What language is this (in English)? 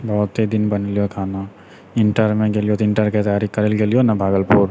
Maithili